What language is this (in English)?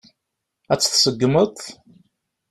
Kabyle